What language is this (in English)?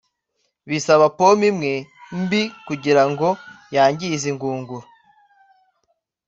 Kinyarwanda